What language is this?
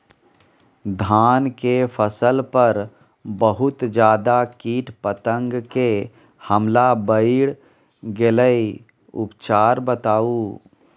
Maithili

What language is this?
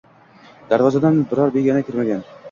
Uzbek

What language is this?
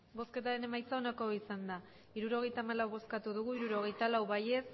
Basque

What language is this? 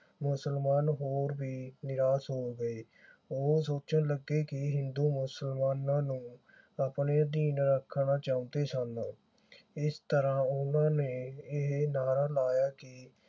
Punjabi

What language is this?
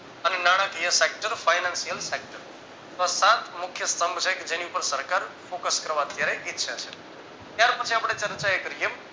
Gujarati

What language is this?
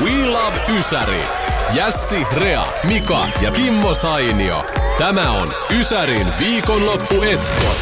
Finnish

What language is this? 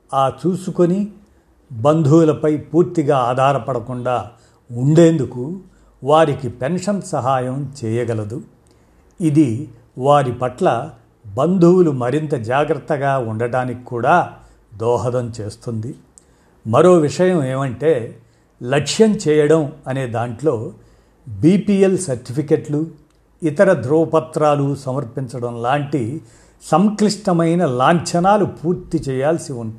Telugu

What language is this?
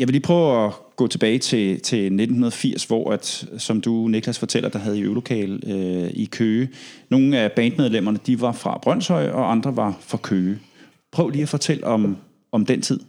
Danish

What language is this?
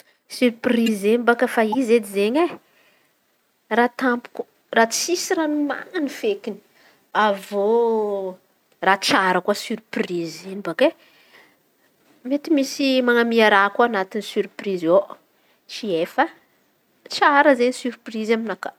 Antankarana Malagasy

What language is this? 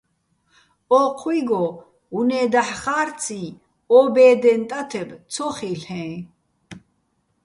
Bats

